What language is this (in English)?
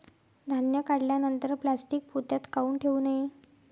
Marathi